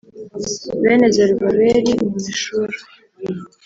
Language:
Kinyarwanda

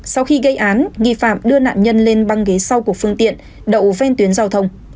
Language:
Vietnamese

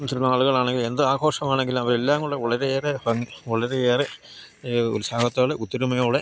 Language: Malayalam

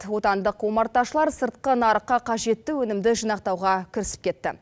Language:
Kazakh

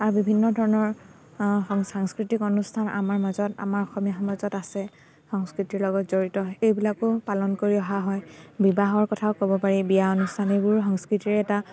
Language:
Assamese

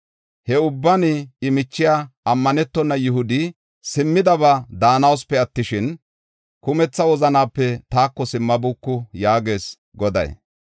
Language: Gofa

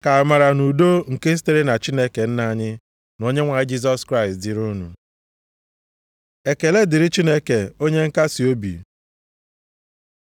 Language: Igbo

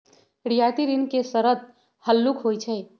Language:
Magahi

